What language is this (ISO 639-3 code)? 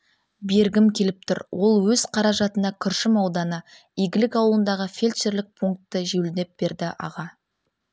kaz